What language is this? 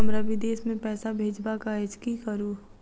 Maithili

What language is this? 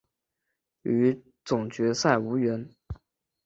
Chinese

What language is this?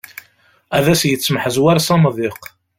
Kabyle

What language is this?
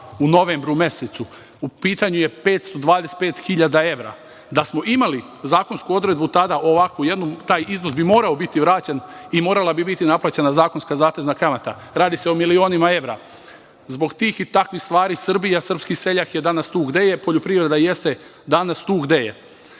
Serbian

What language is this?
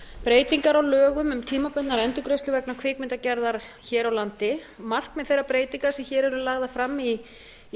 Icelandic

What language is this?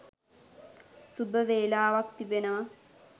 Sinhala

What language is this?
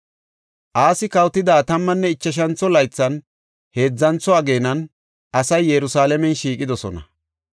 Gofa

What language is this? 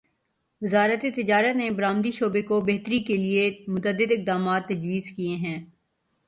Urdu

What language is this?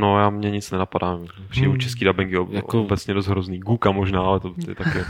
Czech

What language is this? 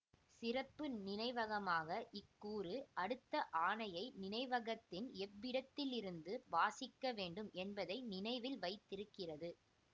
Tamil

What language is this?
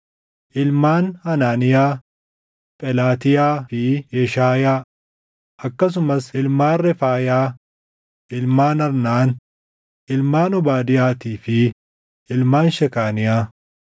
Oromo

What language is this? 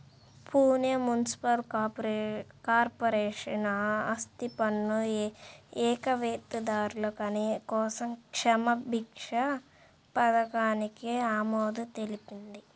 Telugu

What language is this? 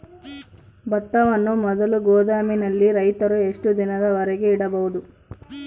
Kannada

